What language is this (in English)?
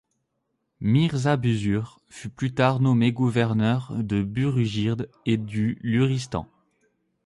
French